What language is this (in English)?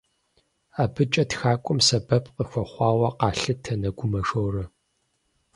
Kabardian